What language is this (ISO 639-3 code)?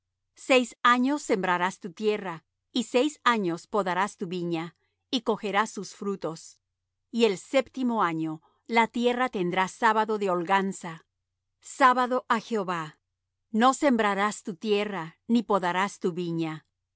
spa